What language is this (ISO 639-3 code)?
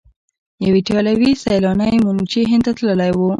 pus